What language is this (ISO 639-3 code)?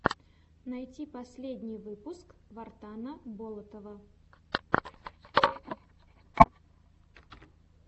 rus